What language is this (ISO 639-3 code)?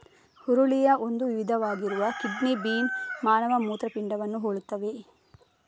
kan